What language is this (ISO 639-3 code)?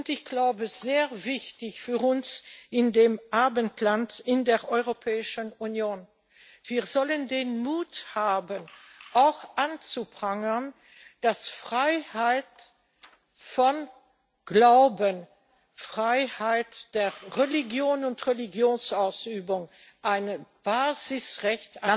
deu